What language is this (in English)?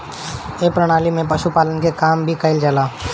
Bhojpuri